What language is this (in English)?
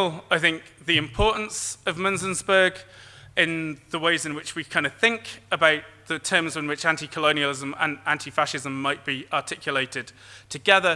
English